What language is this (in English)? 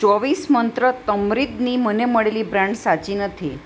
Gujarati